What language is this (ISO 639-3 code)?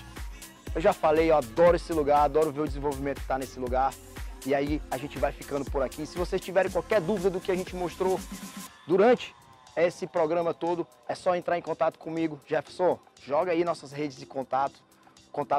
por